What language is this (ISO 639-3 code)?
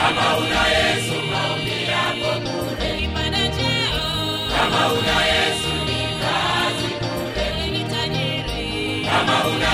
swa